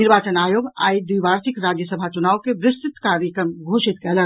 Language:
Maithili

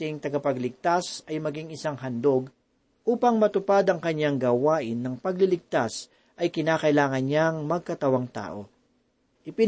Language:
Filipino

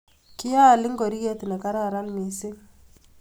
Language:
Kalenjin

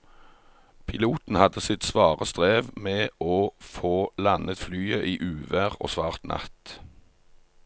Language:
Norwegian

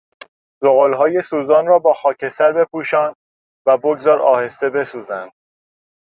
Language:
Persian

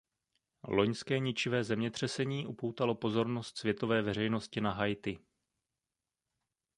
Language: Czech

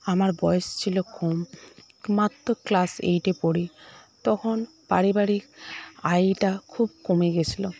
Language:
Bangla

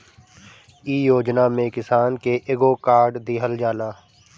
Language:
Bhojpuri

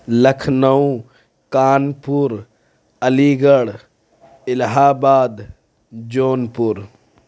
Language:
Urdu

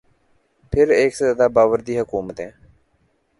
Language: Urdu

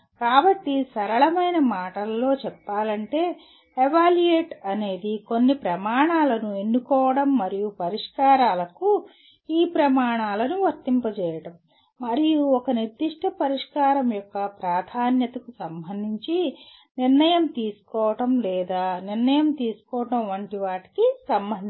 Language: Telugu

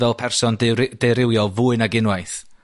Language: Welsh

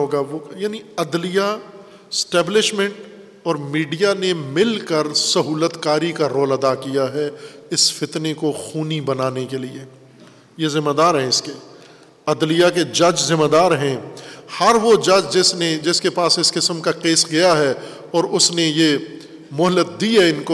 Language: Urdu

